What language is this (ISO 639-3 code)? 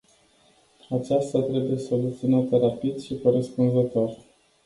ron